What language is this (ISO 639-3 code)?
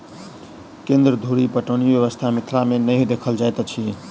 mai